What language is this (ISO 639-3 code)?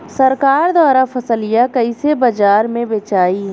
bho